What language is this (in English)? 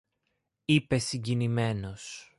Greek